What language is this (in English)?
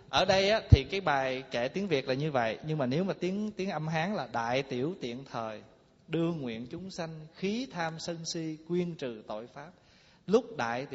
Vietnamese